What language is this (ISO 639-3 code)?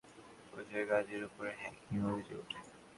ben